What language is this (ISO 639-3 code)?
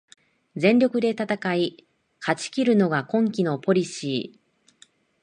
jpn